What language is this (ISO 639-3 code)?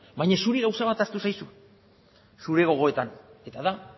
eus